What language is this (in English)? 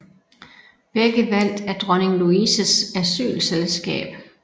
Danish